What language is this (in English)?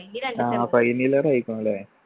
Malayalam